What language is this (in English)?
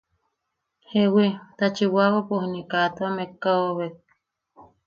Yaqui